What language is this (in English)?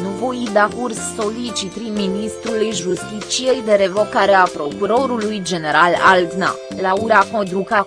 Romanian